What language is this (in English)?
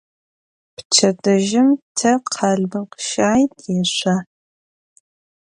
Adyghe